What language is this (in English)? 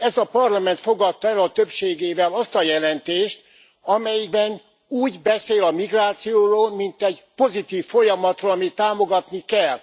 Hungarian